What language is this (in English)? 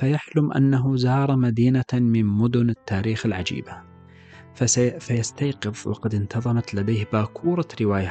Arabic